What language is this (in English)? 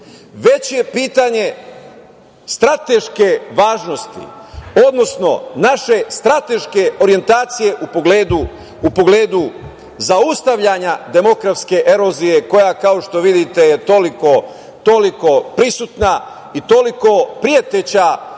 Serbian